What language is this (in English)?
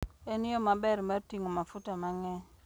Luo (Kenya and Tanzania)